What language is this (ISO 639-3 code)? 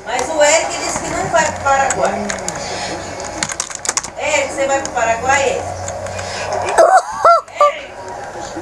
por